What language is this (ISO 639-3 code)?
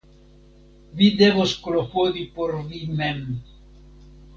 epo